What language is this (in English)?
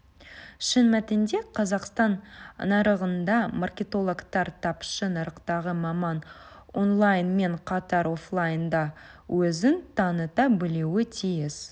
Kazakh